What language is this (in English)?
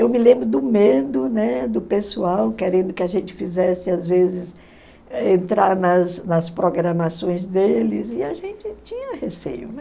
Portuguese